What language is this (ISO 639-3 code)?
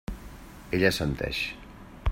cat